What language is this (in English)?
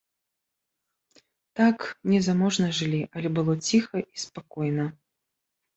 Belarusian